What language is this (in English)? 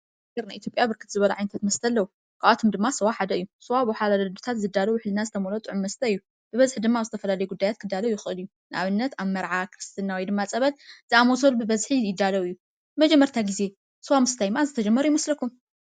Tigrinya